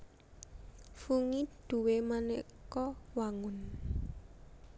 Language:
Javanese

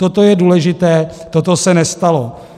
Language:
Czech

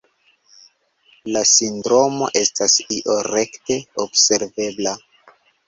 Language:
Esperanto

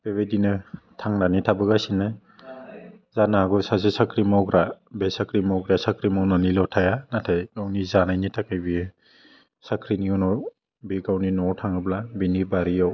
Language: Bodo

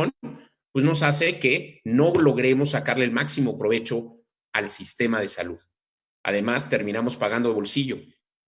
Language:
Spanish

